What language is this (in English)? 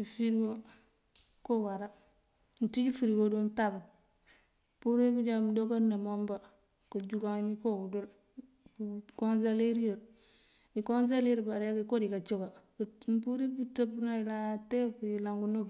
Mandjak